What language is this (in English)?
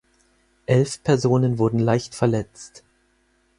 German